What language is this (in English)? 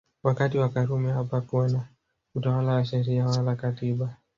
Swahili